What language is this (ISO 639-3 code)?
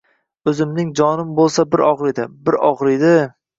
uzb